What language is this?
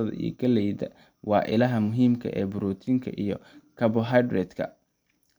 Somali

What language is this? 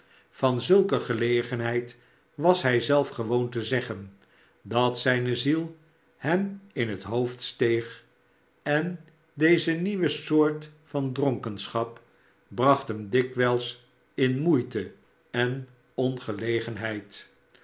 Dutch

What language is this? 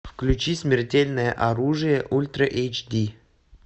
Russian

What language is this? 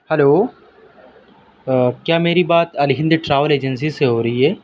Urdu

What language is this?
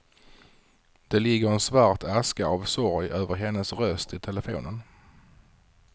Swedish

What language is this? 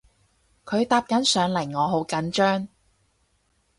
Cantonese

